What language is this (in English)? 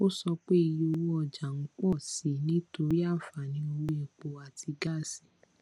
Yoruba